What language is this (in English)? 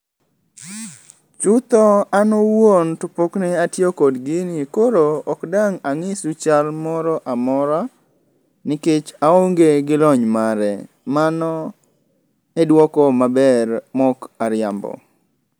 Luo (Kenya and Tanzania)